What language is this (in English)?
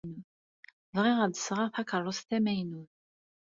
Kabyle